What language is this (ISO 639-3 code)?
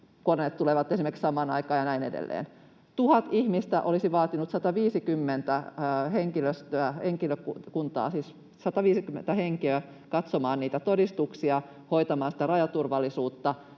fin